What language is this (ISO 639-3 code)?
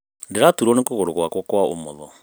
kik